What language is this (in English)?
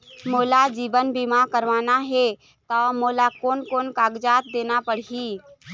Chhattisgarhi